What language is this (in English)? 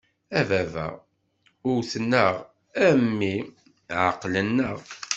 Kabyle